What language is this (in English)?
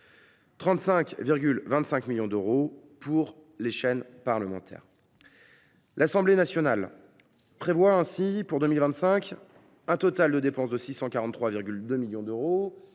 French